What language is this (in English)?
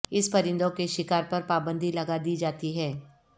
Urdu